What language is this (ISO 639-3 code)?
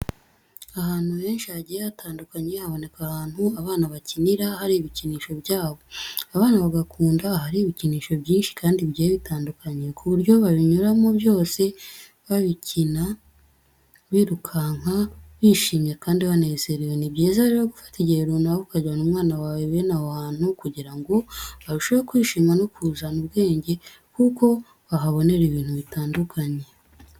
kin